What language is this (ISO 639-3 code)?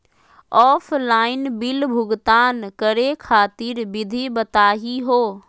mag